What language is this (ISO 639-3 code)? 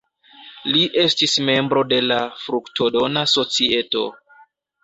epo